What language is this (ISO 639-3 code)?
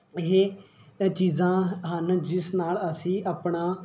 pan